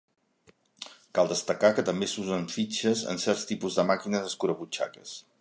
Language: Catalan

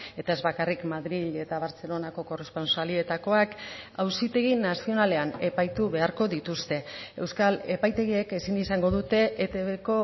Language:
Basque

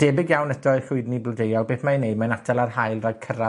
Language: Welsh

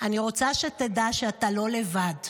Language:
Hebrew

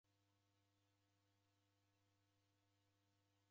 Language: Taita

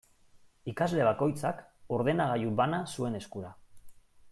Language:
Basque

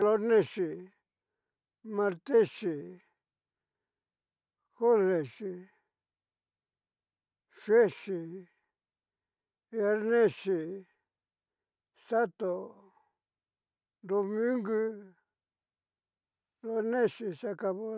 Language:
Cacaloxtepec Mixtec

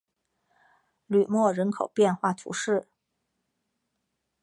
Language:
Chinese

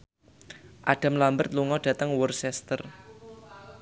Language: Javanese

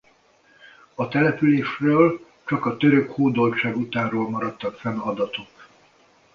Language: Hungarian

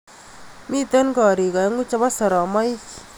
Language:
Kalenjin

